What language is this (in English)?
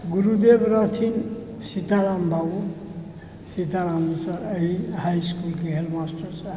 Maithili